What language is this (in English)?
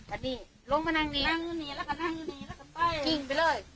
Thai